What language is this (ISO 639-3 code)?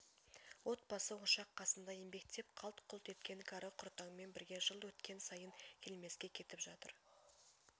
kaz